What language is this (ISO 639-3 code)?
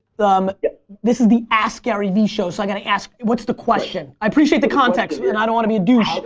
eng